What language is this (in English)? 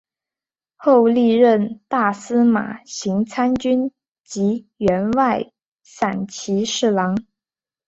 Chinese